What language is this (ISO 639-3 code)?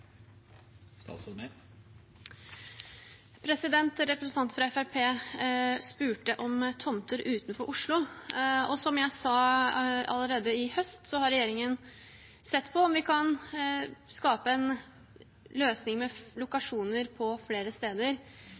nob